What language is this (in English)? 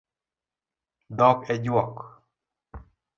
Luo (Kenya and Tanzania)